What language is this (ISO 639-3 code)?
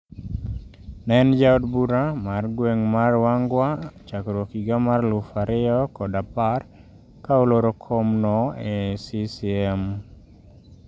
luo